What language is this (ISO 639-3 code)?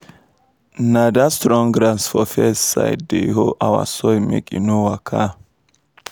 pcm